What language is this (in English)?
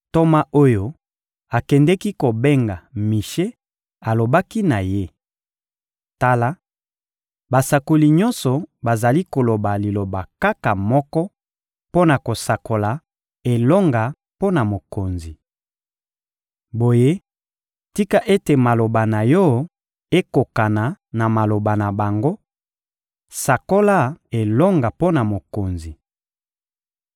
Lingala